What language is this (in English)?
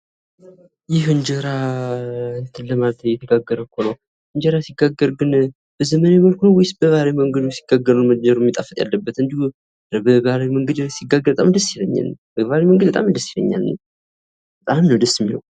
Amharic